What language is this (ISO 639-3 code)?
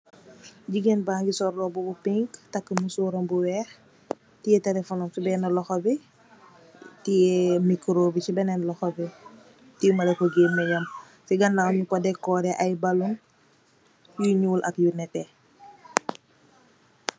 wol